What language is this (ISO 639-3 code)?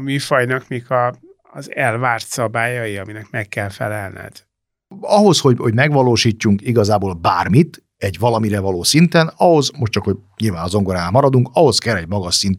hun